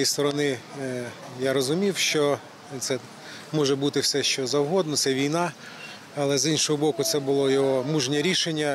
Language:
Ukrainian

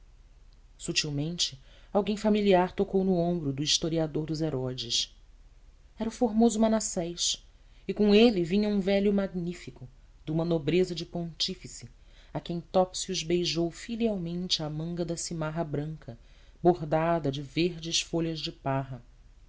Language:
Portuguese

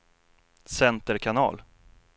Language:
Swedish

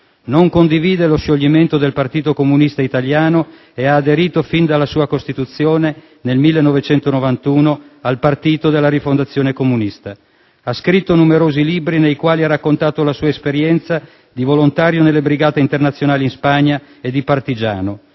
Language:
Italian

